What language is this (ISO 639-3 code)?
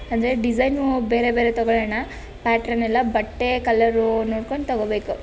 kan